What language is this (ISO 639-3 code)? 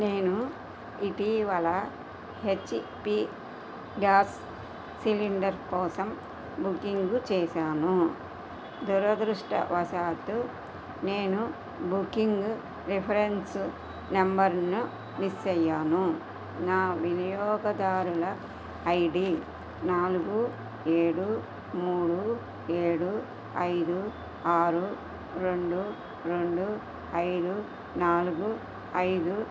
tel